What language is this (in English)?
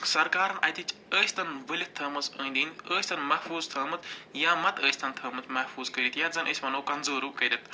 Kashmiri